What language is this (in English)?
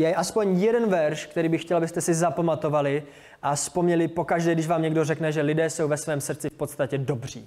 Czech